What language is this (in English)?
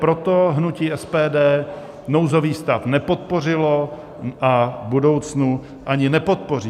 Czech